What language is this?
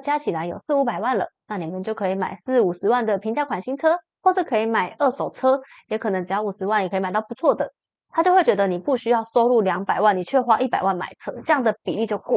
Chinese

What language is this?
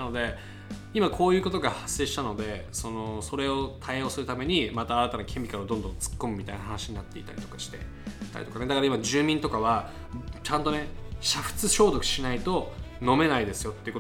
Japanese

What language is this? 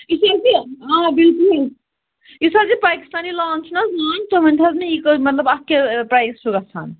Kashmiri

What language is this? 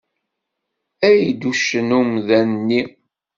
Kabyle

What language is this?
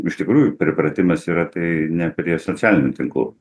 Lithuanian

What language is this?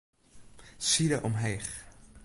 Western Frisian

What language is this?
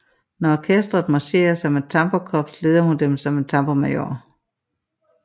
Danish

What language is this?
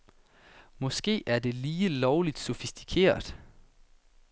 Danish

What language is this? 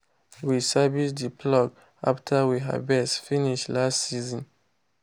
Nigerian Pidgin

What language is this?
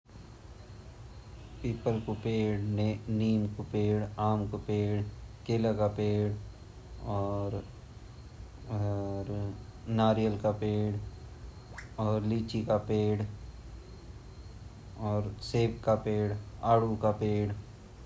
Garhwali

